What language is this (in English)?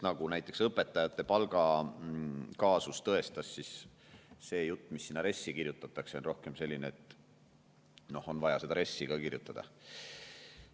Estonian